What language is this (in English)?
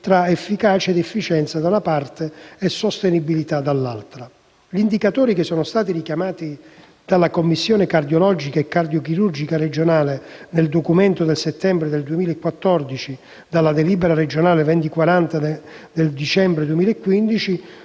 Italian